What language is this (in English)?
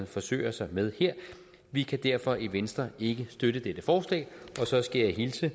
Danish